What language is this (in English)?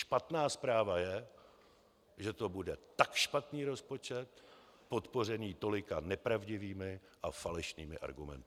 Czech